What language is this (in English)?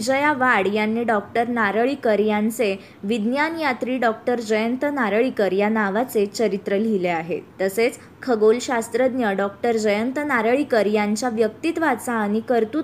Marathi